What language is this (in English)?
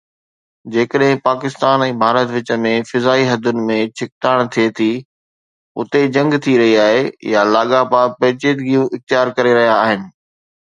Sindhi